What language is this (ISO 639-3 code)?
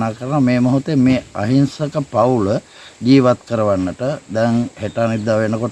sin